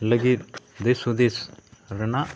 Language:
Santali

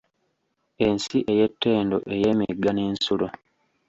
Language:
Ganda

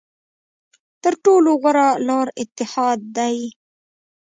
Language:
Pashto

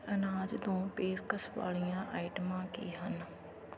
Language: Punjabi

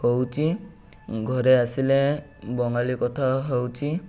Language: Odia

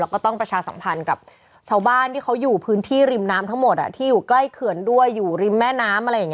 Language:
Thai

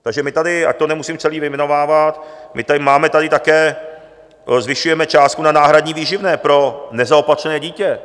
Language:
Czech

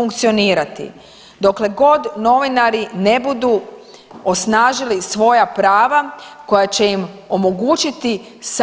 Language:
Croatian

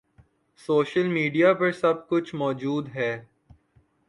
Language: Urdu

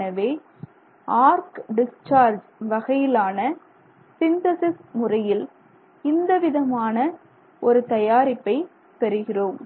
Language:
Tamil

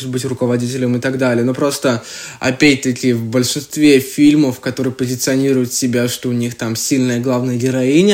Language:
Russian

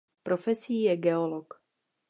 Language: Czech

